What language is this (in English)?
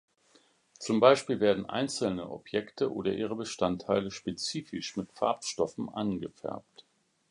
German